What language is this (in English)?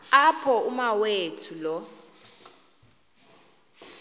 Xhosa